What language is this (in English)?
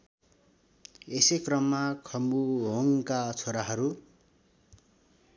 Nepali